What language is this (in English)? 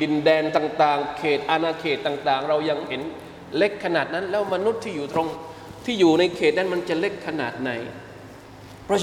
Thai